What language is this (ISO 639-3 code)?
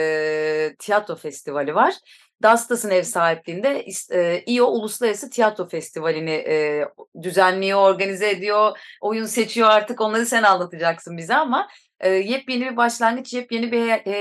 tur